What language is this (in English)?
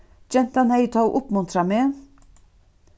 Faroese